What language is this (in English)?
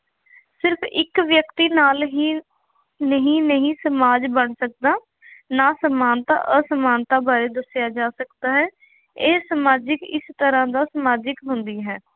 Punjabi